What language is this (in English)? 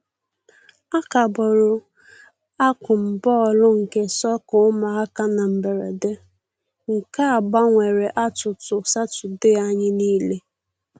Igbo